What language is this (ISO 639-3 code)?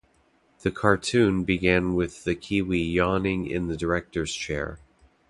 eng